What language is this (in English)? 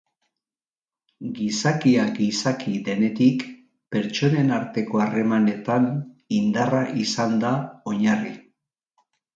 Basque